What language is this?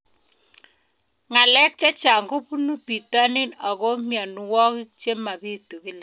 Kalenjin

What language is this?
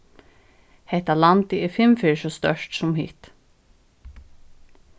Faroese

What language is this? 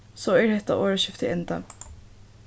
Faroese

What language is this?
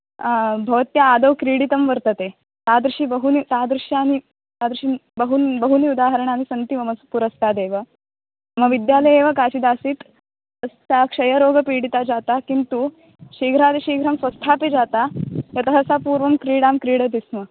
Sanskrit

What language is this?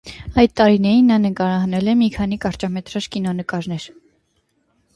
Armenian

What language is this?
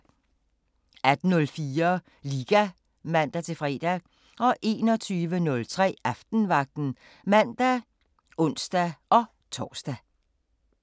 Danish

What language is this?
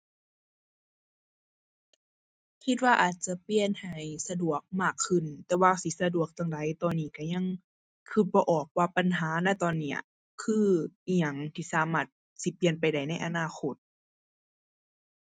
Thai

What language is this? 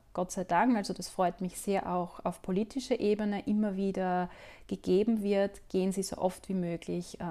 German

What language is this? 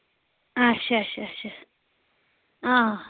Kashmiri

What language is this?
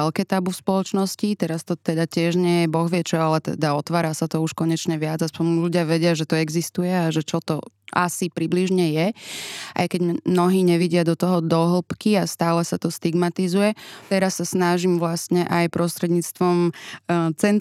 Slovak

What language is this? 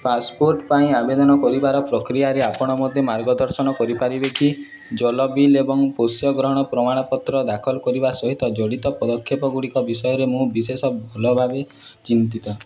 Odia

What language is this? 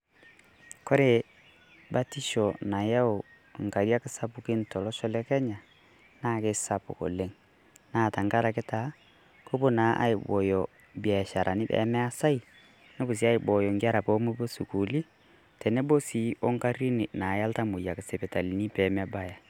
Masai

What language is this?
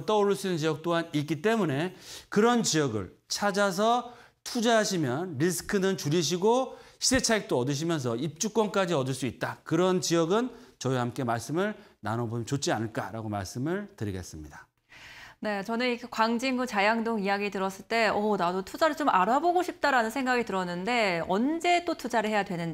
Korean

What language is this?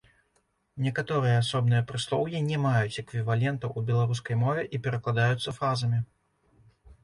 Belarusian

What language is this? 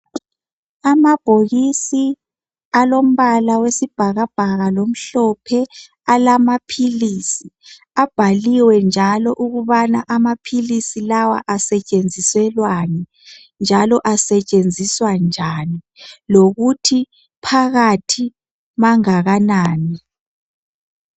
North Ndebele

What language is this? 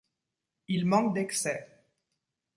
French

